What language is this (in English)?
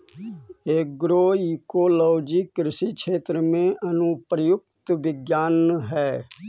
Magahi